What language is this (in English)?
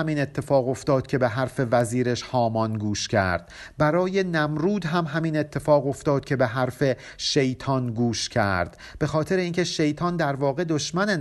Persian